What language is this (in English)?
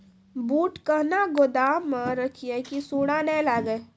Maithili